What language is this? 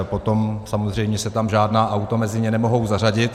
Czech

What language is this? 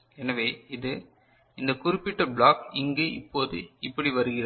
Tamil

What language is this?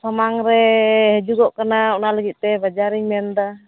Santali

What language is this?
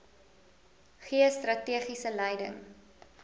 Afrikaans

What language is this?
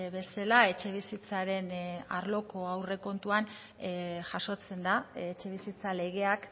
Basque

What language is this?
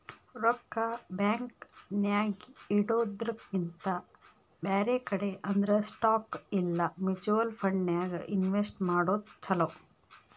Kannada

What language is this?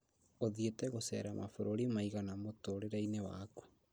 Kikuyu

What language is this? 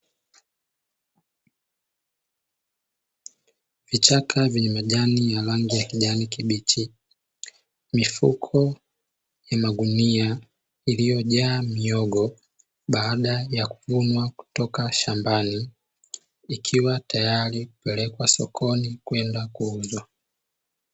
Swahili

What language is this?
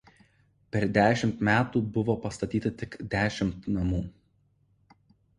Lithuanian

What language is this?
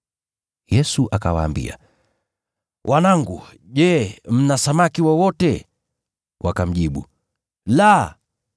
Swahili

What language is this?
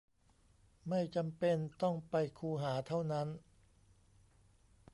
Thai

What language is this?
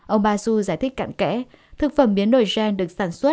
Vietnamese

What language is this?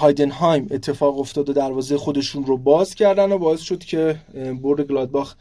Persian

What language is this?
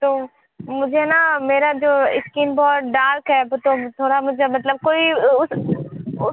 Hindi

